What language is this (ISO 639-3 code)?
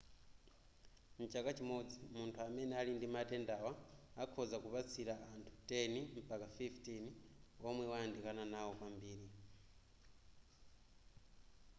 nya